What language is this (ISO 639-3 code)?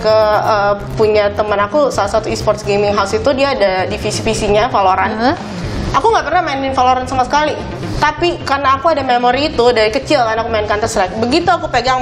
ind